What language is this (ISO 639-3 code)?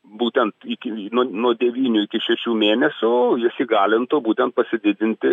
lit